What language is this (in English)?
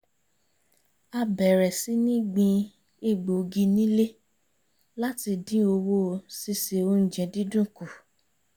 Yoruba